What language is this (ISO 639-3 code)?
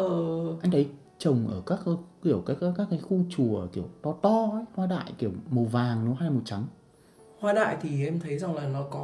vie